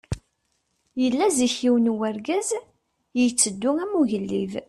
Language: Kabyle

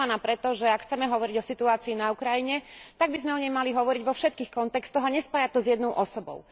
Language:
Slovak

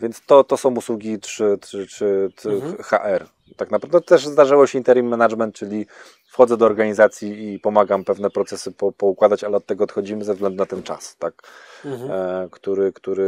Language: Polish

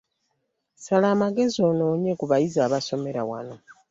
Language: Ganda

